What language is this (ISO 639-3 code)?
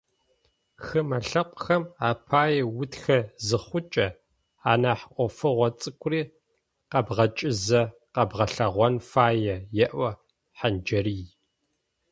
ady